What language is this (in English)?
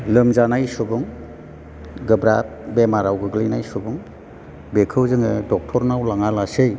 Bodo